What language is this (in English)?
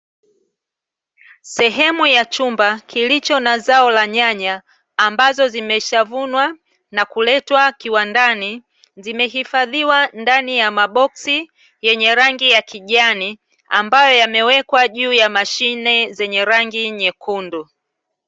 Swahili